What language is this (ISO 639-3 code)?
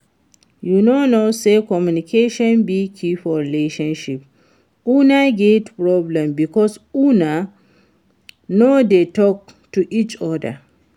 pcm